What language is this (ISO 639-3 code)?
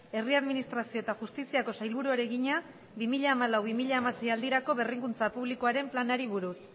eus